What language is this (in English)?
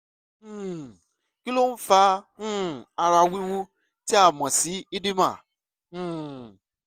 Yoruba